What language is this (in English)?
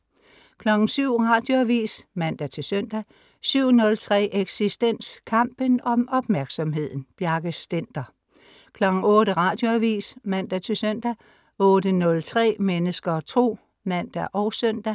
Danish